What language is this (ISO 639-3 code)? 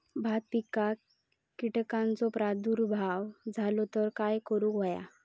mar